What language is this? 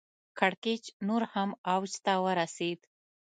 Pashto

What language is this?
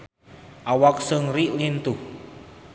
Sundanese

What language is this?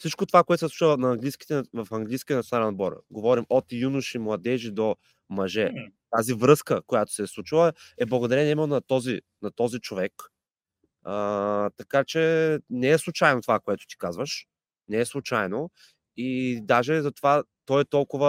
Bulgarian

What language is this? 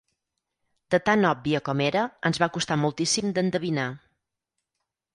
Catalan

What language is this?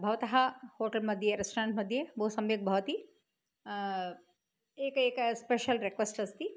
Sanskrit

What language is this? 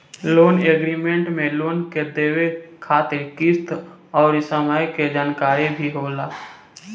Bhojpuri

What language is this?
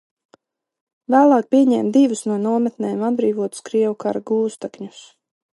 Latvian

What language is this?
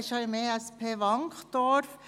Swiss German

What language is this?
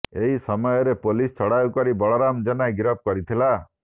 Odia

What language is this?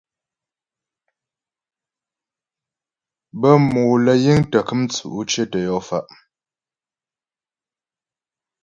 Ghomala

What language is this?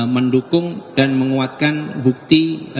Indonesian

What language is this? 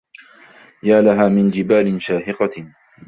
Arabic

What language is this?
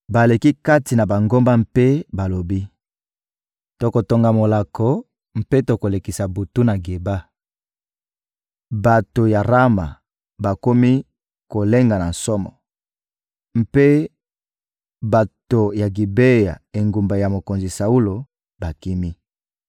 Lingala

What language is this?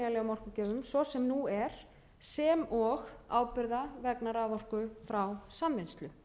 Icelandic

